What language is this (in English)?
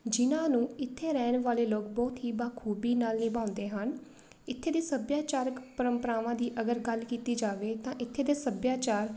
Punjabi